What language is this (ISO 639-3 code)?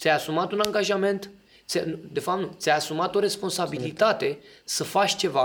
ron